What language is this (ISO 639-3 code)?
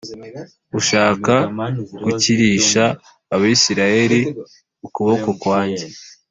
kin